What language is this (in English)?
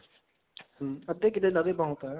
Punjabi